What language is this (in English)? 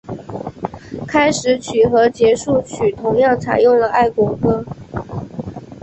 Chinese